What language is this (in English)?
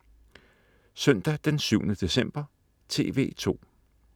Danish